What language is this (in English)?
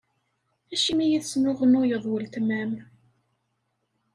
Kabyle